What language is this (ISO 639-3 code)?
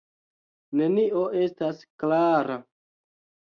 epo